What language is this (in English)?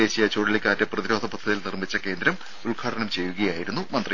Malayalam